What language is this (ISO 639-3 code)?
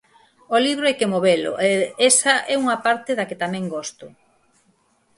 glg